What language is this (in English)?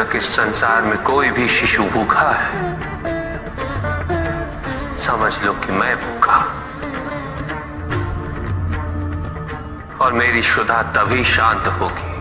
Hindi